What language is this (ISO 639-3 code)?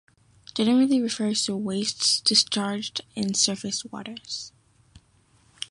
eng